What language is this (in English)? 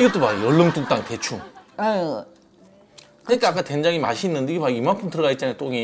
Korean